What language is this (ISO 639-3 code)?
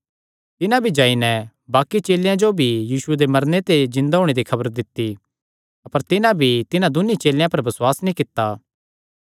xnr